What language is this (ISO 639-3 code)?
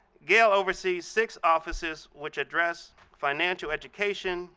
eng